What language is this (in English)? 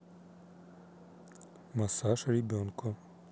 Russian